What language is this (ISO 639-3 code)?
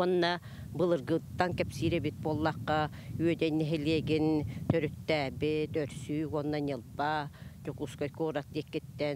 tur